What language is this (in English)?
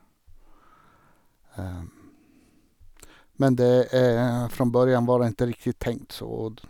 Norwegian